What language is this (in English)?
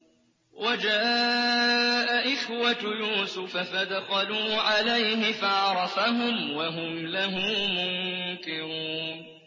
Arabic